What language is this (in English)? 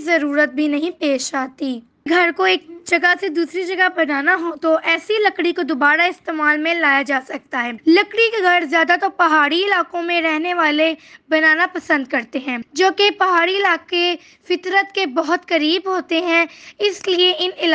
Hindi